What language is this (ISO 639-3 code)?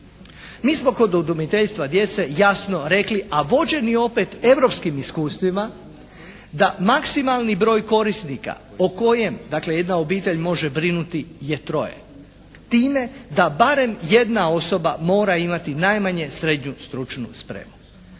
hrv